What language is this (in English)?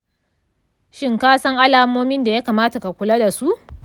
Hausa